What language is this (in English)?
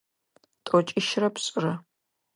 Adyghe